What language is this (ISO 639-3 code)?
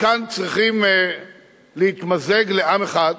heb